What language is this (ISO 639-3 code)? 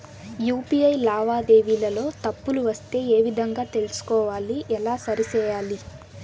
tel